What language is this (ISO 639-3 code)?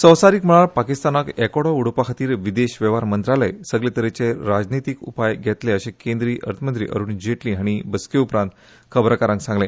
kok